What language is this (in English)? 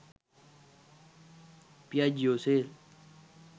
Sinhala